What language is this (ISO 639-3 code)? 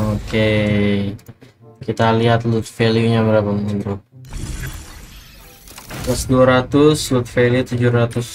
ind